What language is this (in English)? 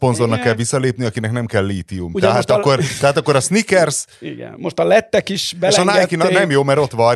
Hungarian